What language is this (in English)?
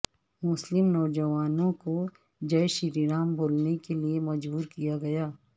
Urdu